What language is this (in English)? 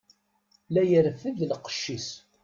Kabyle